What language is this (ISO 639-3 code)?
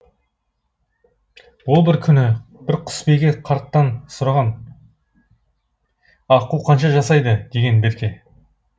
kaz